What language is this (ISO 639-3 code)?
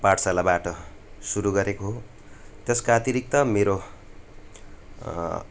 nep